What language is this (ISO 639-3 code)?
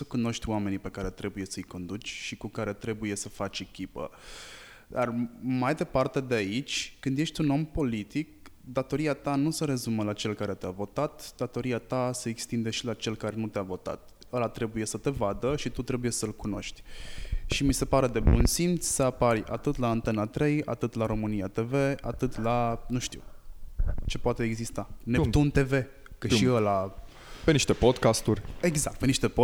ron